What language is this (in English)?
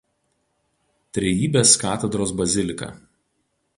Lithuanian